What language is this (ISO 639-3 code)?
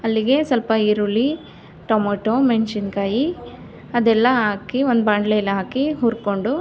kan